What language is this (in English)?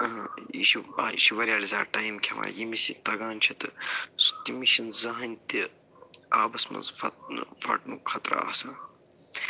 Kashmiri